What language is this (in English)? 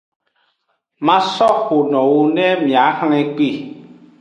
Aja (Benin)